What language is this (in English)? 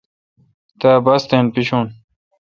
Kalkoti